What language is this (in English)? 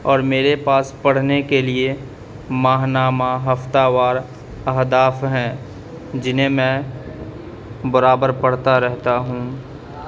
Urdu